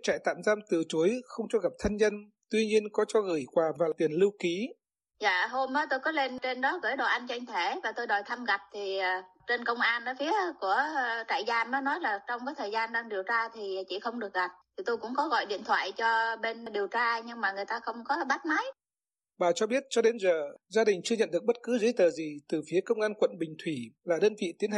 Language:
Vietnamese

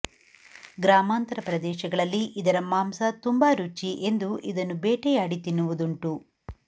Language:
Kannada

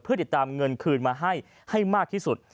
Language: Thai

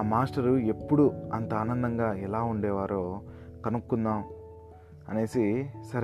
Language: Telugu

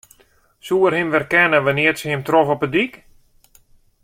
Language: Western Frisian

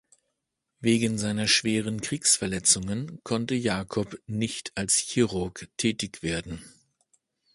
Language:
German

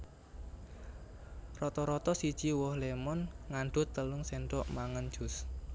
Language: Javanese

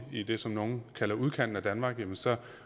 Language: Danish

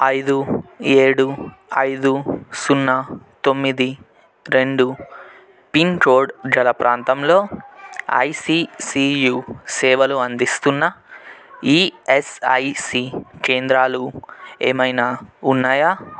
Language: Telugu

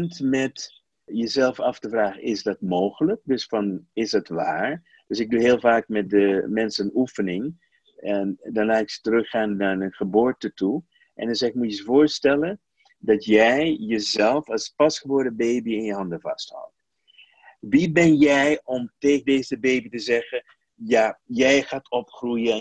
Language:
Dutch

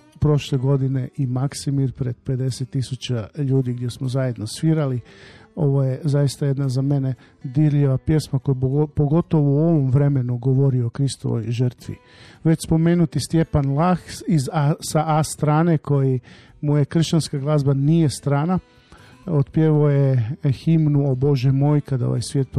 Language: Croatian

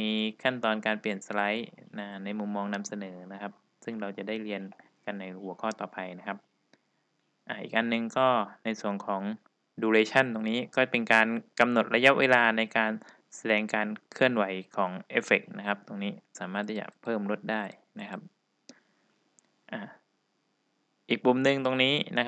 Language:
Thai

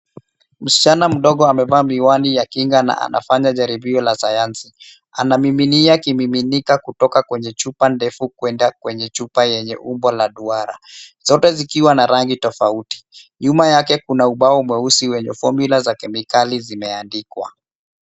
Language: Swahili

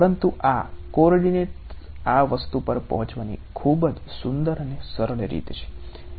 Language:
Gujarati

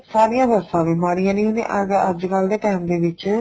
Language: Punjabi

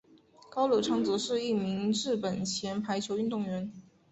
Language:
Chinese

